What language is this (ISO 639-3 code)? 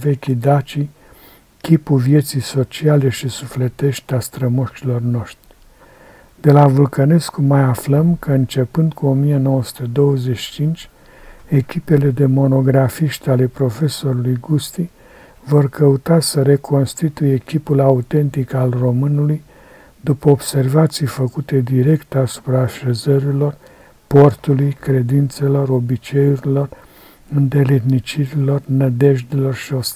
ron